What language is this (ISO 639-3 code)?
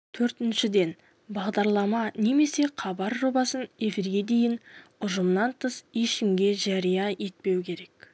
kaz